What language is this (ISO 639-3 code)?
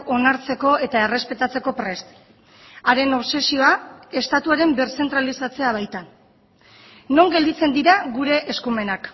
eus